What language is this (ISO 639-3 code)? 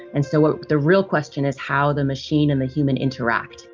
eng